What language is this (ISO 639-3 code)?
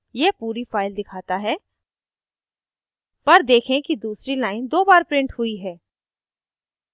hin